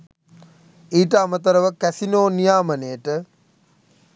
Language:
Sinhala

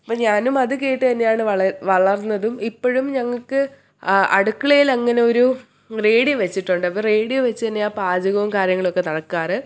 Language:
Malayalam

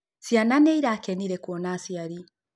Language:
Kikuyu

